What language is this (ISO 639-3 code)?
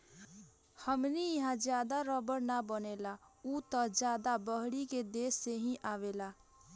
bho